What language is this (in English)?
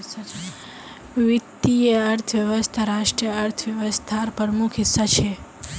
Magahi